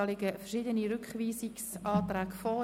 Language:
Swiss German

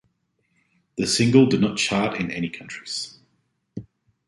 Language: English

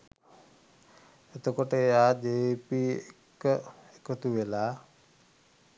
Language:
Sinhala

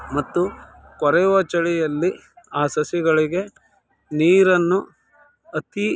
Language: Kannada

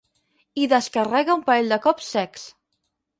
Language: Catalan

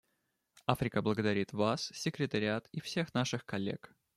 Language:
Russian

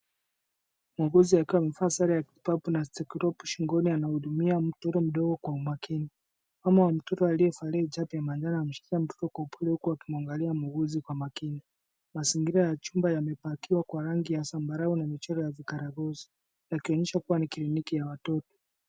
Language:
Swahili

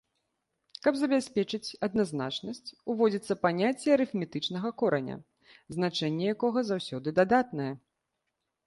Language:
Belarusian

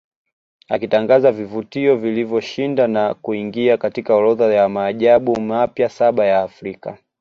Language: Swahili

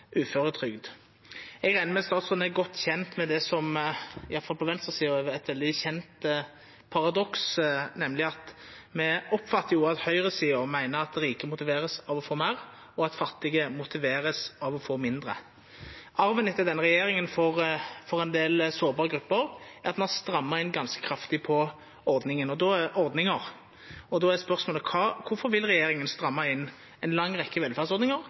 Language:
Norwegian Nynorsk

